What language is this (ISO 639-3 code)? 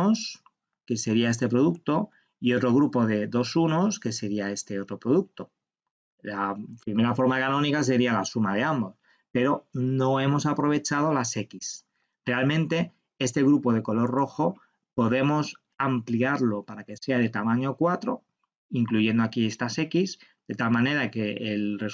spa